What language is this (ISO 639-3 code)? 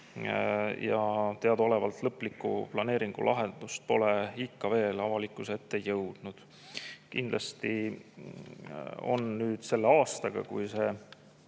est